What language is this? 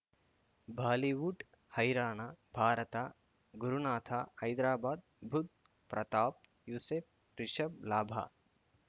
Kannada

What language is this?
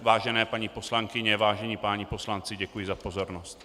Czech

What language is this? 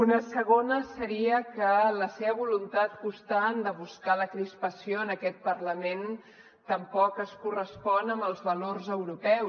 Catalan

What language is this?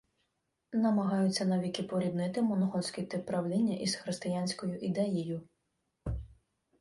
Ukrainian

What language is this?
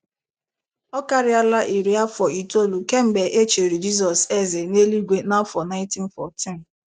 Igbo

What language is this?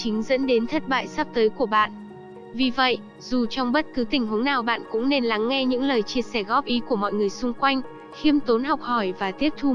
Vietnamese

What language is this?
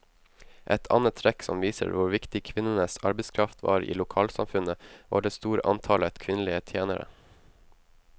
Norwegian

